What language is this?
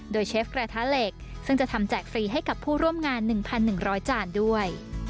Thai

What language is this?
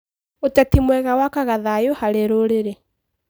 Kikuyu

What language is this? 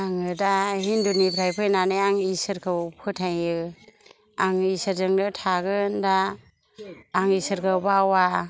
Bodo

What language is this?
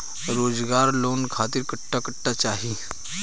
Bhojpuri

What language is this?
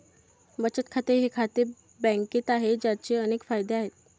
Marathi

